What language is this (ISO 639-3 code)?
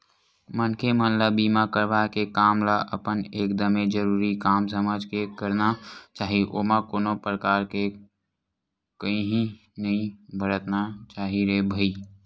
hne